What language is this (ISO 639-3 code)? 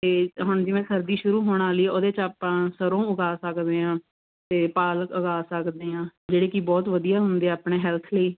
pan